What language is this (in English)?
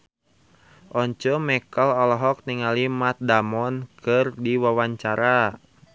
Sundanese